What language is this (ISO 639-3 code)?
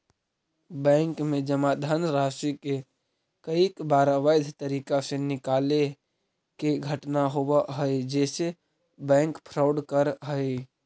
mag